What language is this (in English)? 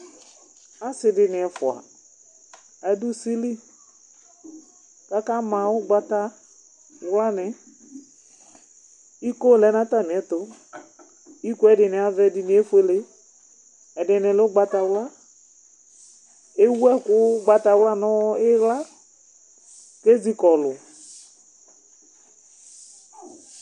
Ikposo